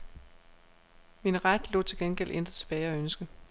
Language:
Danish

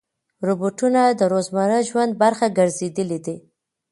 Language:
Pashto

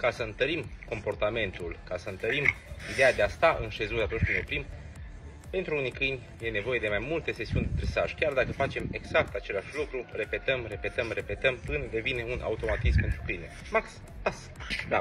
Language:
Romanian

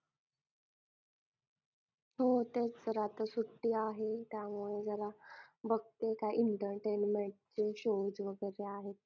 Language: Marathi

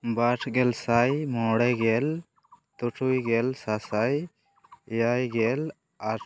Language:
Santali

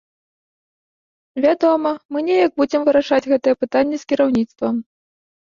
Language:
Belarusian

